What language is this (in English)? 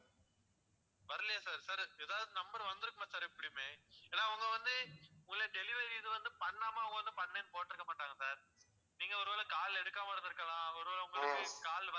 Tamil